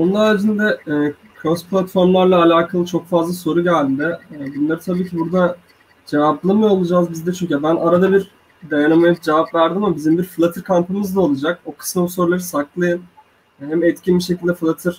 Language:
Turkish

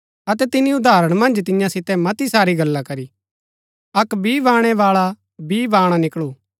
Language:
Gaddi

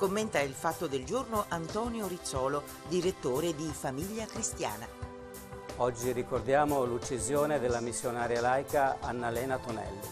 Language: Italian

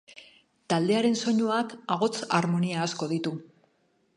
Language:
Basque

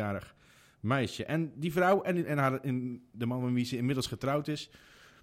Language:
Dutch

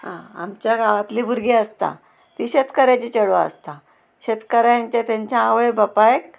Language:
Konkani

